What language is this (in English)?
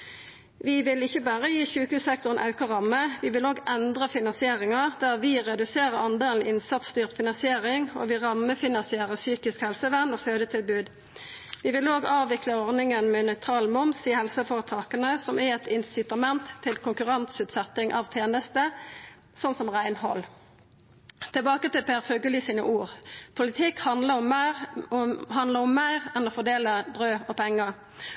Norwegian Nynorsk